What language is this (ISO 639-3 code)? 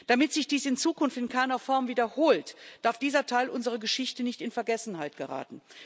deu